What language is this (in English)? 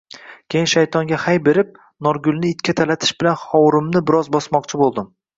Uzbek